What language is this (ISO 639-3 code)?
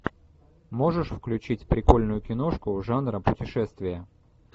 rus